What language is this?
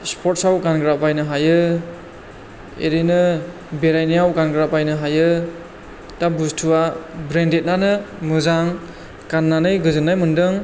Bodo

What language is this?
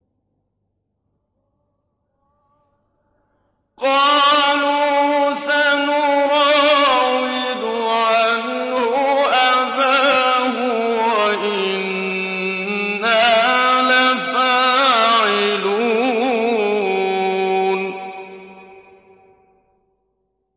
Arabic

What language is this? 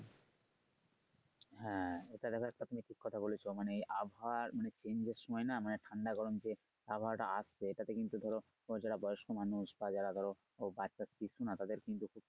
Bangla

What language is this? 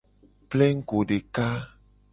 Gen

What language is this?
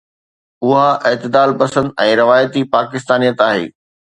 Sindhi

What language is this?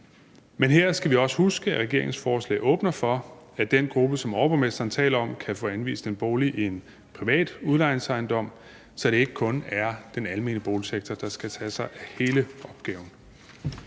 Danish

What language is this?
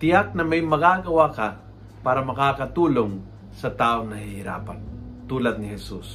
Filipino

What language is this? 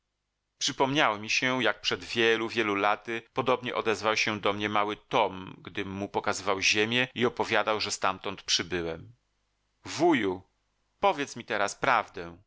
Polish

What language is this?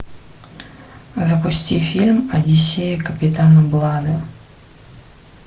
Russian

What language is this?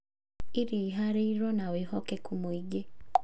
Kikuyu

